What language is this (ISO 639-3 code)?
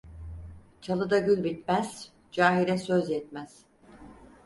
tur